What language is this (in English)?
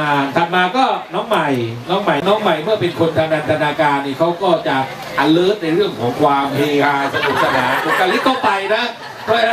Thai